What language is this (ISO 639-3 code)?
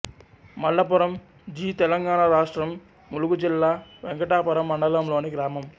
tel